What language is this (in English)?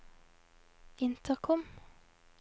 Norwegian